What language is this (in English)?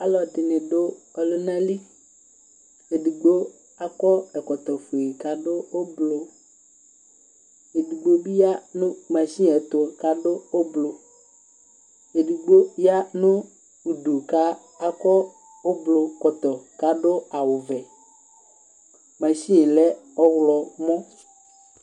Ikposo